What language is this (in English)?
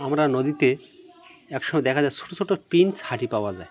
Bangla